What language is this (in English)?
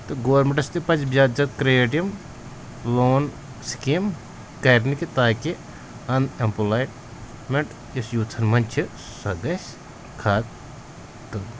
Kashmiri